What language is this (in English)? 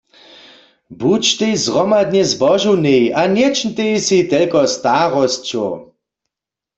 Upper Sorbian